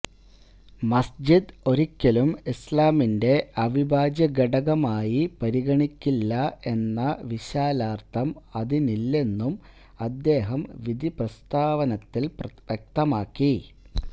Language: Malayalam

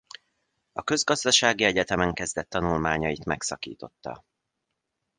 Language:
Hungarian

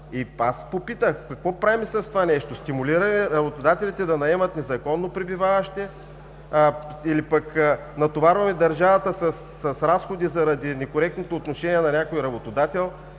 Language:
Bulgarian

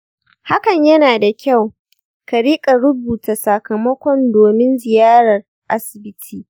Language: Hausa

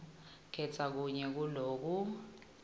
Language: Swati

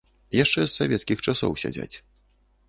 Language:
Belarusian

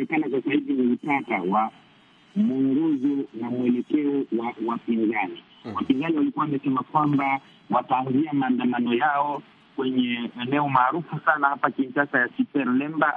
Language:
Swahili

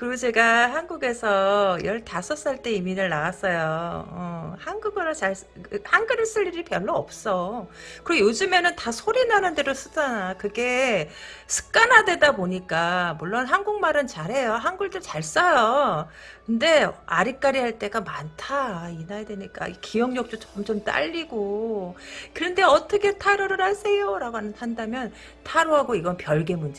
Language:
Korean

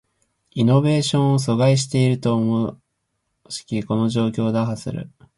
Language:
Japanese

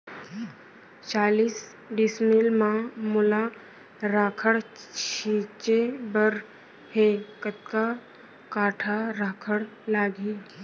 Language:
Chhattisgarhi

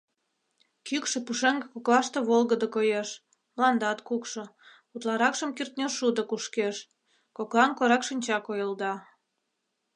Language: Mari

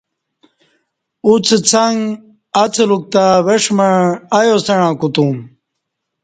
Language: Kati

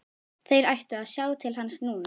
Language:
Icelandic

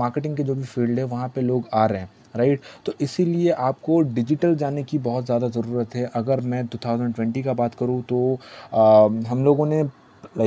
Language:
Hindi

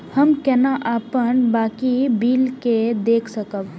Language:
Maithili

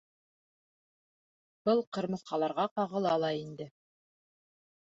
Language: Bashkir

